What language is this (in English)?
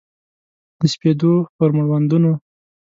Pashto